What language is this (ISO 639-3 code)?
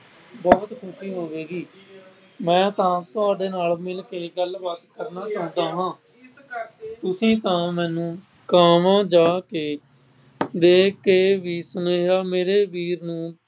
pan